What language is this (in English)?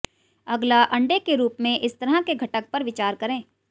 Hindi